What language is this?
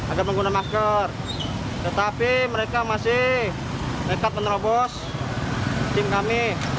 Indonesian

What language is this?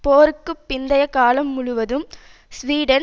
Tamil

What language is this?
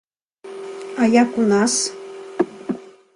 Belarusian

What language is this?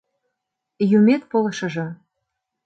Mari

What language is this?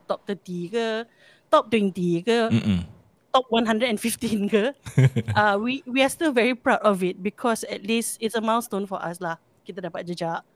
Malay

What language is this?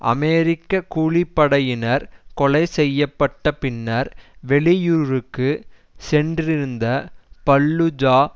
Tamil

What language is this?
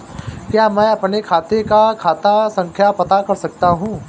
Hindi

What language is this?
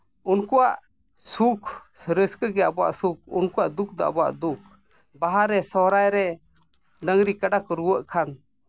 Santali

